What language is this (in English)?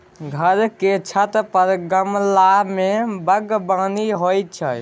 Maithili